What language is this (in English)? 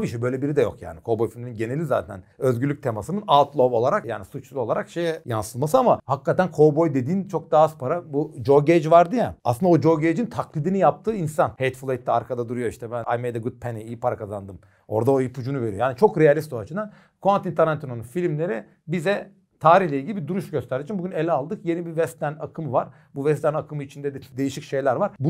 Turkish